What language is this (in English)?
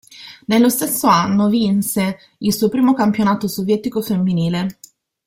Italian